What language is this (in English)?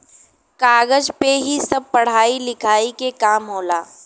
Bhojpuri